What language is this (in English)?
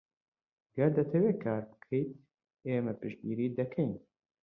Central Kurdish